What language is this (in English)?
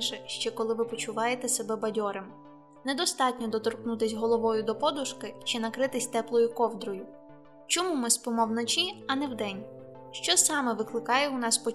Ukrainian